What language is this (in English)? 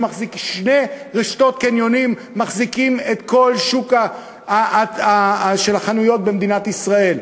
Hebrew